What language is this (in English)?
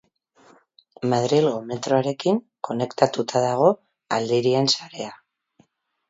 Basque